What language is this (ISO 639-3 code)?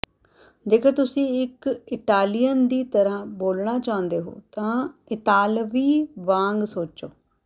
pan